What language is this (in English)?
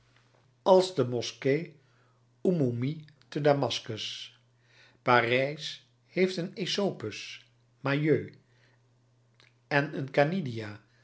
Dutch